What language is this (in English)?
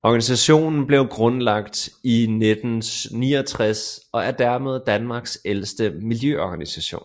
Danish